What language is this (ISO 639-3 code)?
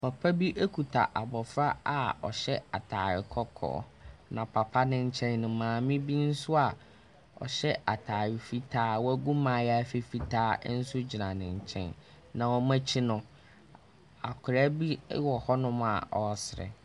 aka